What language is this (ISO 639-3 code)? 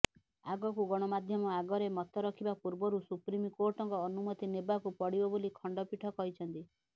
ori